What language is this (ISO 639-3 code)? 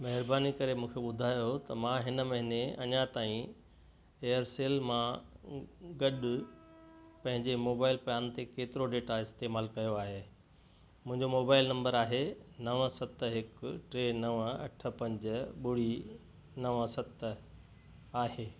snd